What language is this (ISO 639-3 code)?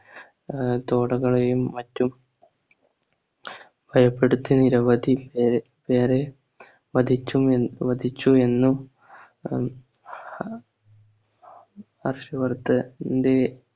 mal